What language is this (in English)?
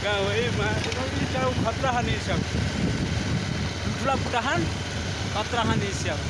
Arabic